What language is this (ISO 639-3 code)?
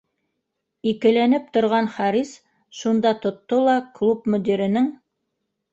bak